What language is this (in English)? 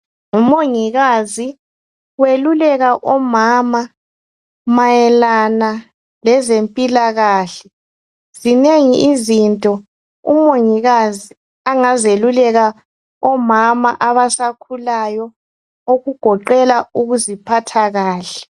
North Ndebele